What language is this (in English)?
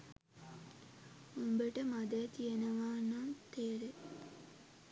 Sinhala